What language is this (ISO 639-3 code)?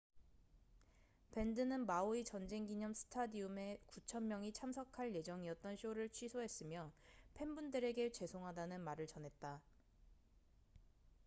kor